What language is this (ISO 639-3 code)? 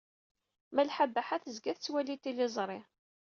kab